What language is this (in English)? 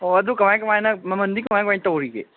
Manipuri